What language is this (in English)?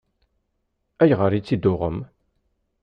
Kabyle